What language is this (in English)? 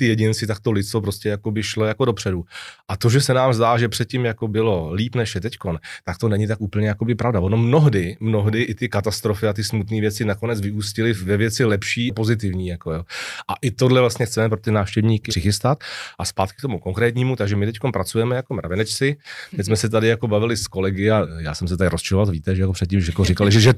Czech